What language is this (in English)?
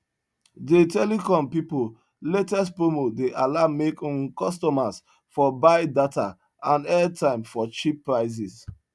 Nigerian Pidgin